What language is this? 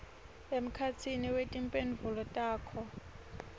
Swati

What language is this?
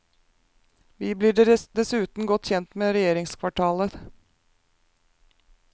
Norwegian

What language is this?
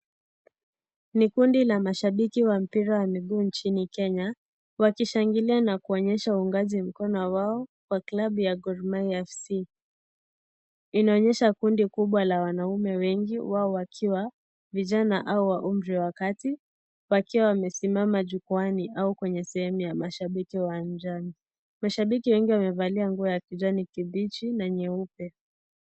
Swahili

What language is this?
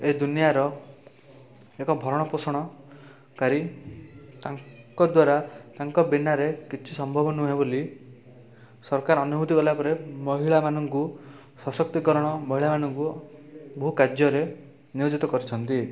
Odia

